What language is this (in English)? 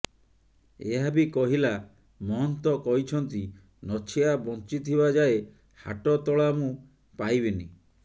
Odia